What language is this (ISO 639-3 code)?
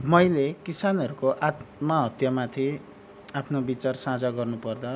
nep